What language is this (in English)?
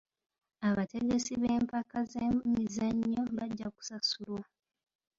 Ganda